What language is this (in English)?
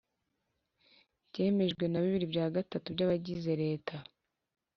Kinyarwanda